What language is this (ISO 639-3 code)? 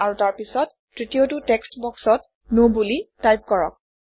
asm